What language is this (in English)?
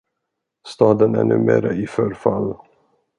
Swedish